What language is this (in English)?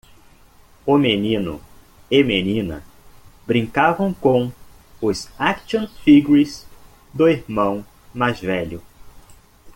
Portuguese